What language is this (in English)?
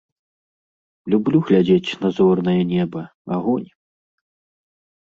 Belarusian